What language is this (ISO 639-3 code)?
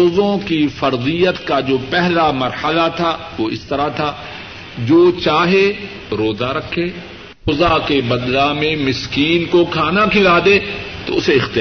urd